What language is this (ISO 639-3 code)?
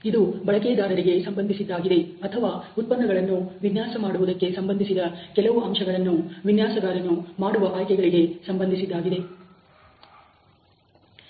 kan